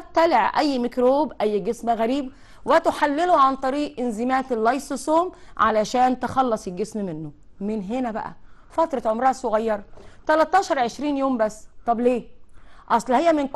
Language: Arabic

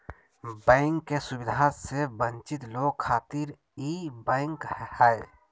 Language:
Magahi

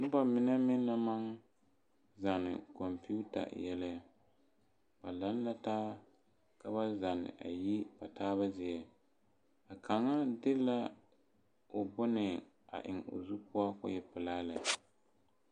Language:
Southern Dagaare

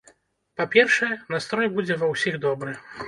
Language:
Belarusian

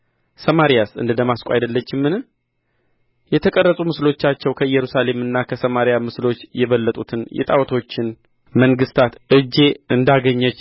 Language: Amharic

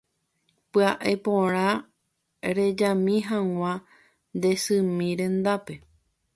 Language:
Guarani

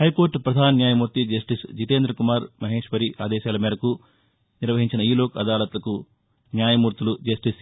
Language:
Telugu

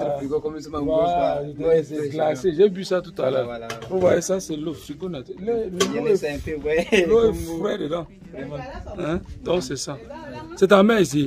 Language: French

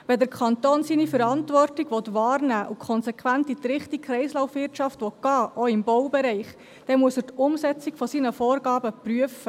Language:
Swiss German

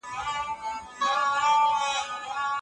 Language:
Pashto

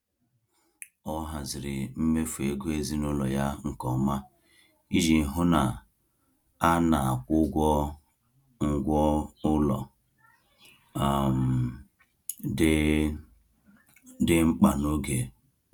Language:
Igbo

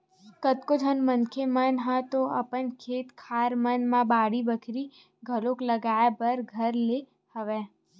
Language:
Chhattisgarhi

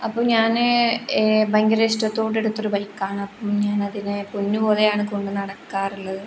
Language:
Malayalam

